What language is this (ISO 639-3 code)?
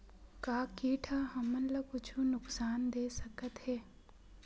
hne